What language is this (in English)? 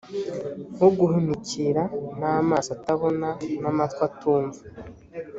Kinyarwanda